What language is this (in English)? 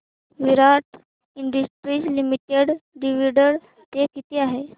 Marathi